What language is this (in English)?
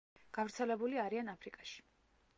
Georgian